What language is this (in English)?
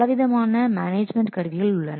Tamil